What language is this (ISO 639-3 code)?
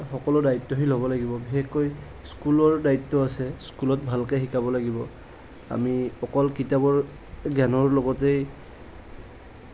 asm